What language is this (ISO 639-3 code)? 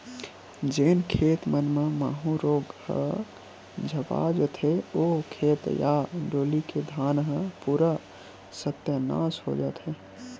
hne